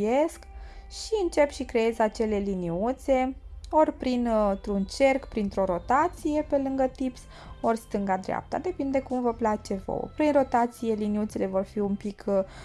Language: Romanian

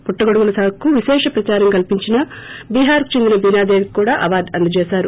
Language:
Telugu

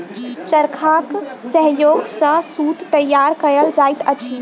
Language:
Maithili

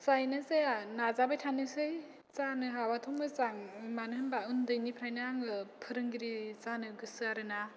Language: Bodo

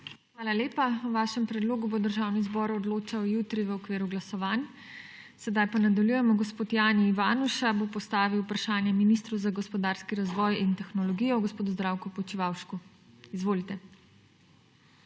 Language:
Slovenian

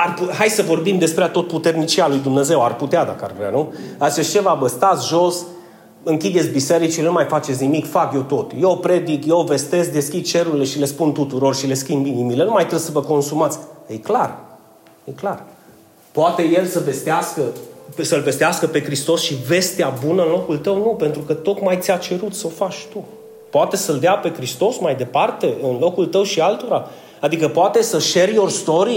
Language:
Romanian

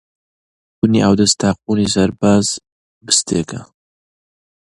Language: Central Kurdish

